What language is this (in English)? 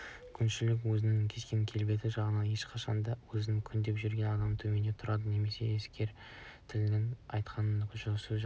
Kazakh